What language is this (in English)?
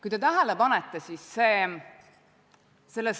Estonian